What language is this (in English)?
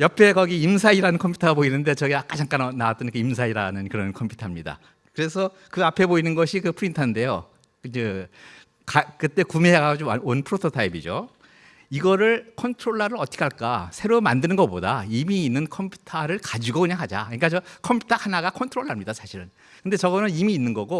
Korean